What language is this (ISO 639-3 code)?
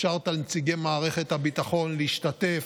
heb